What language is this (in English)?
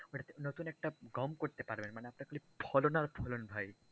Bangla